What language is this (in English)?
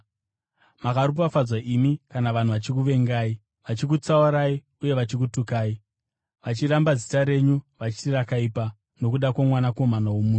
Shona